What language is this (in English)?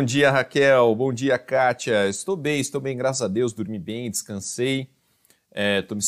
Portuguese